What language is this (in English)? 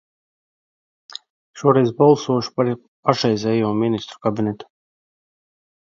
Latvian